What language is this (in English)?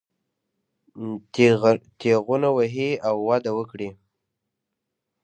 Pashto